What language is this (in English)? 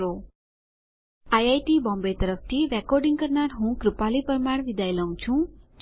Gujarati